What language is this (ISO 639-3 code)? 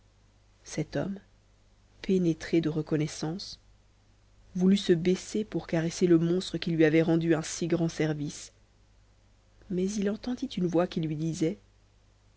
fra